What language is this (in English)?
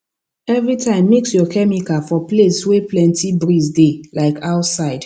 Nigerian Pidgin